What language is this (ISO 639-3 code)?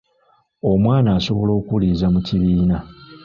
lug